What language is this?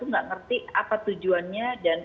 Indonesian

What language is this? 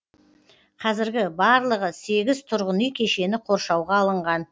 Kazakh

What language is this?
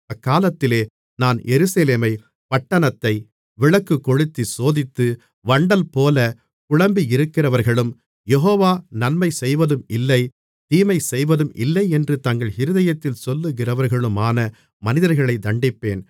Tamil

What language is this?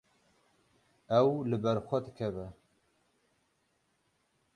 Kurdish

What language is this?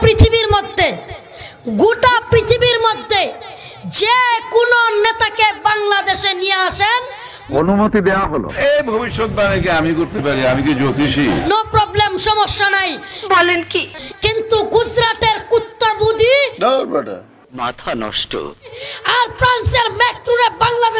Turkish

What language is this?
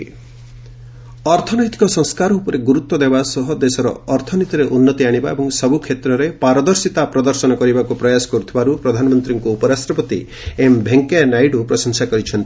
Odia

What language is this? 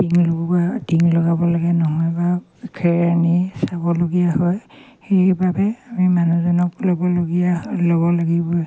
Assamese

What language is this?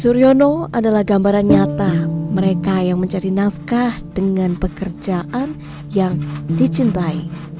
Indonesian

